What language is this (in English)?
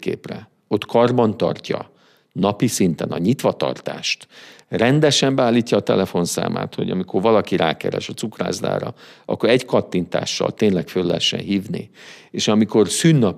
Hungarian